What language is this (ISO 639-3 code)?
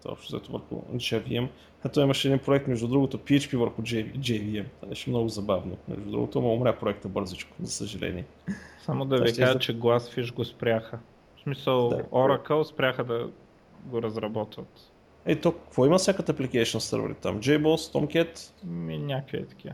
bul